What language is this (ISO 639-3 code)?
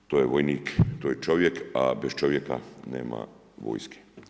hrv